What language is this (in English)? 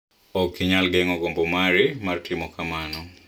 Luo (Kenya and Tanzania)